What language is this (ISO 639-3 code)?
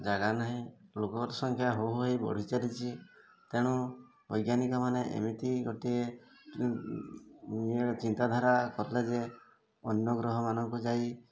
ori